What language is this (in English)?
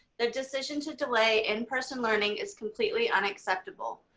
English